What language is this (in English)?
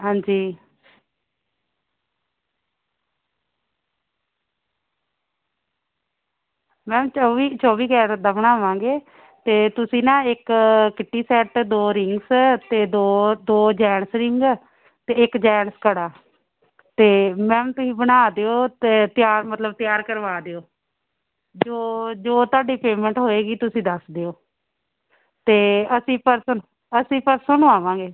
Punjabi